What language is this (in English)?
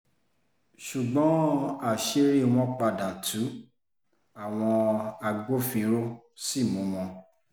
Yoruba